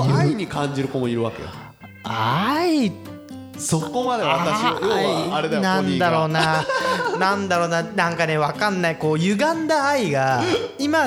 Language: Japanese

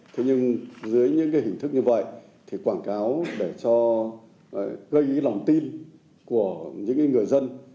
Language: Vietnamese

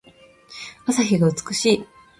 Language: Japanese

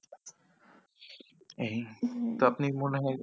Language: Bangla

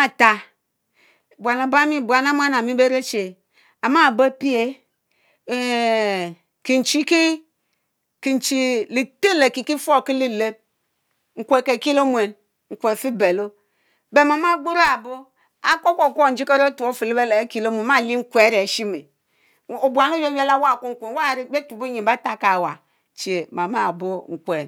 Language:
Mbe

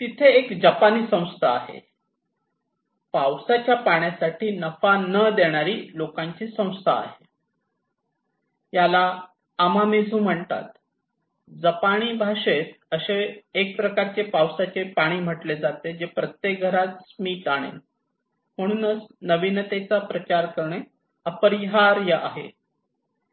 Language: Marathi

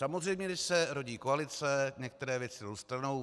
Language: Czech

